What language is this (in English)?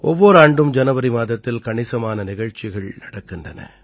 Tamil